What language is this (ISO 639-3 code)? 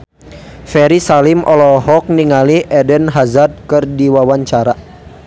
sun